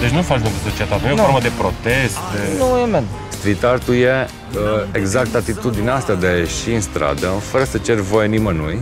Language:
Romanian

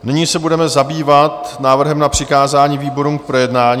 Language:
Czech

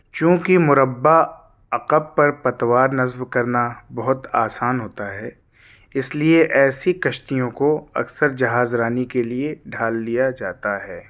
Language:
Urdu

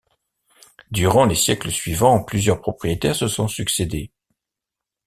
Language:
French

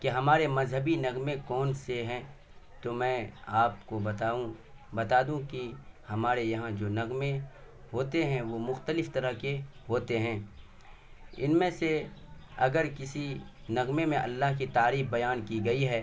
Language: Urdu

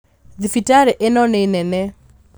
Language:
Kikuyu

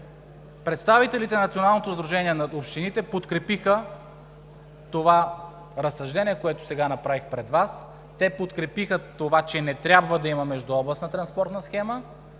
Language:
Bulgarian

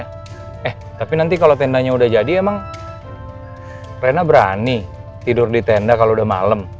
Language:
Indonesian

